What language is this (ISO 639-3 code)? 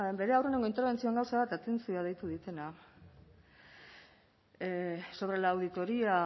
eus